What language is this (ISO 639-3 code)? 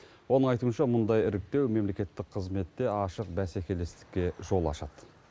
kaz